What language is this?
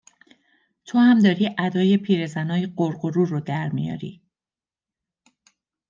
Persian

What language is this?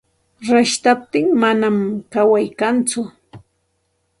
Santa Ana de Tusi Pasco Quechua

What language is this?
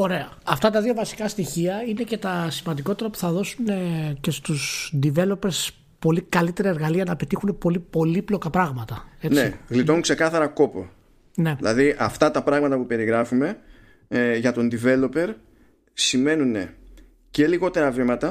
Greek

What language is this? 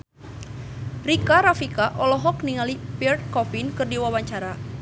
Sundanese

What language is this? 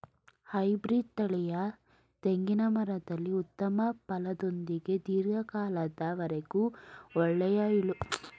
Kannada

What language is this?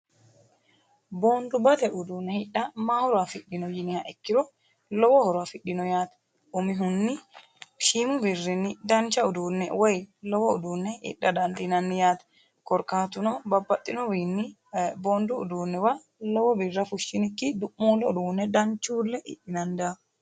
Sidamo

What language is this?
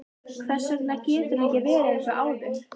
Icelandic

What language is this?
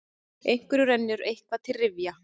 Icelandic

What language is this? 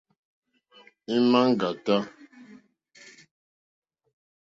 Mokpwe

